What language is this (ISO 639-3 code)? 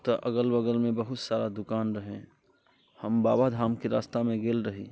mai